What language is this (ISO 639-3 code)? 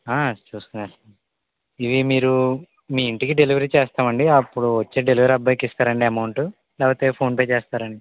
tel